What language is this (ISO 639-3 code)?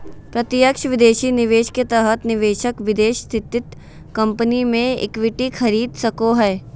mag